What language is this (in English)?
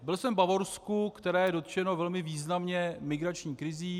Czech